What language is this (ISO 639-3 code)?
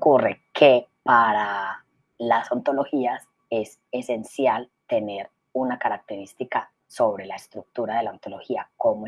spa